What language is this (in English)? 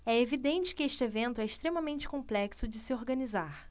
Portuguese